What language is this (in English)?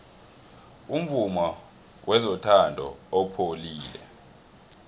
South Ndebele